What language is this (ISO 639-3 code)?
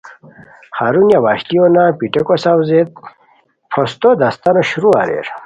khw